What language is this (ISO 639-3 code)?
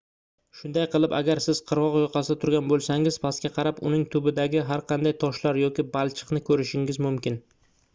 uzb